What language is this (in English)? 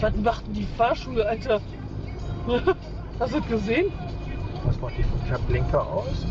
German